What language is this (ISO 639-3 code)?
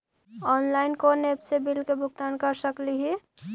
mag